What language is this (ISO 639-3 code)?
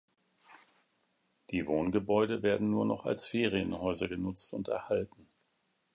deu